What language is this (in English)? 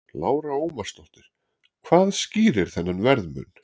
Icelandic